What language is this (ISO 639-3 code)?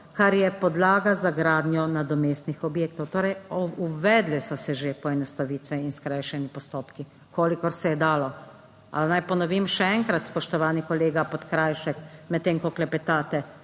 slv